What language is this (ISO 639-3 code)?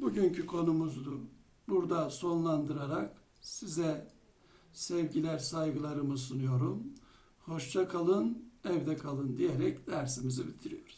tur